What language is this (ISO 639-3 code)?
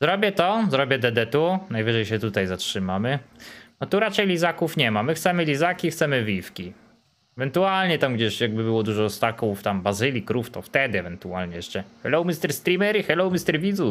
pol